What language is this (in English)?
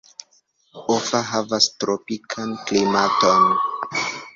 Esperanto